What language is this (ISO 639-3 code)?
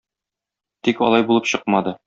tat